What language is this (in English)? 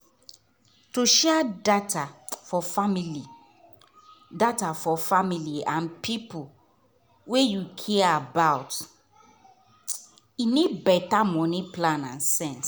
Nigerian Pidgin